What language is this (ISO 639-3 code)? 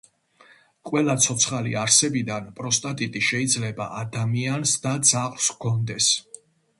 kat